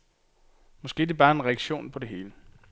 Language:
Danish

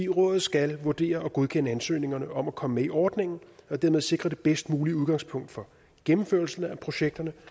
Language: Danish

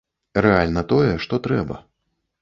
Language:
Belarusian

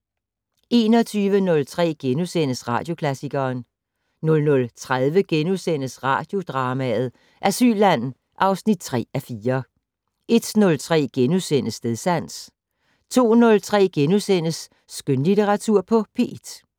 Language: Danish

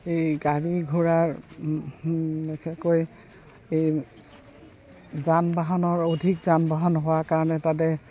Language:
Assamese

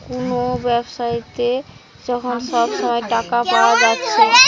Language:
Bangla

